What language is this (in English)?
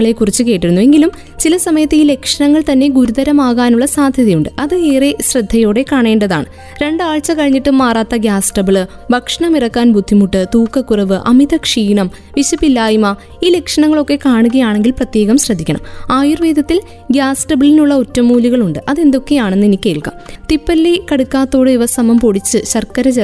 Malayalam